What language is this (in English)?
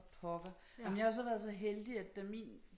Danish